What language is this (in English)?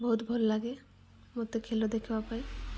Odia